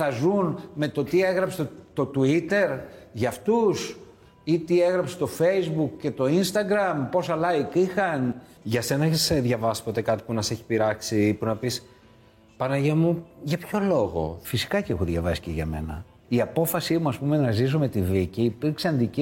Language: Greek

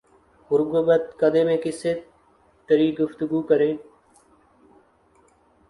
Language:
Urdu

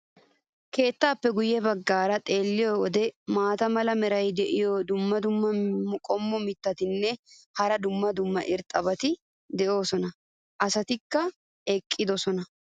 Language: Wolaytta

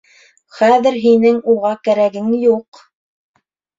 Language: Bashkir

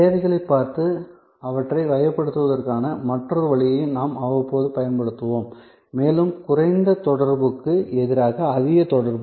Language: Tamil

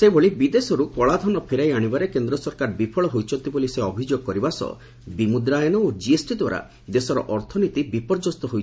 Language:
Odia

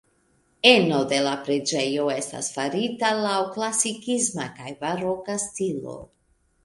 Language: Esperanto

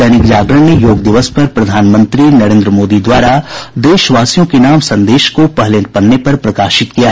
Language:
Hindi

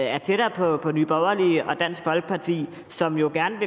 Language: Danish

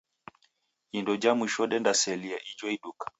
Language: Taita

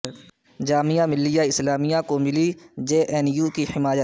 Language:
Urdu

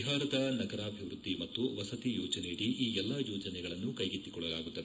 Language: Kannada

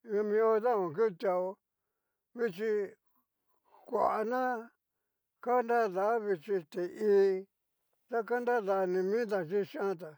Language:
Cacaloxtepec Mixtec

